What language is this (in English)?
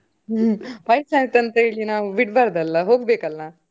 Kannada